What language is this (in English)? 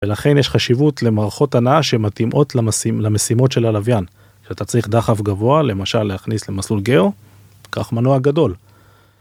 Hebrew